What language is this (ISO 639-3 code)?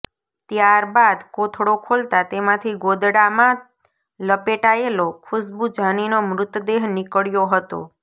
guj